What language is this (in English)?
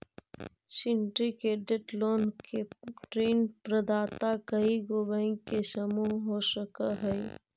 Magahi